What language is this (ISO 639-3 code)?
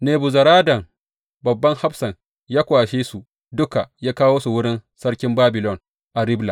hau